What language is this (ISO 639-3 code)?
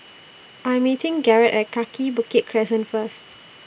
eng